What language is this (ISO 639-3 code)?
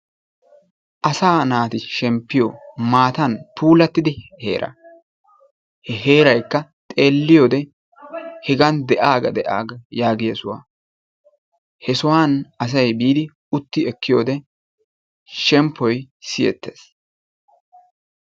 wal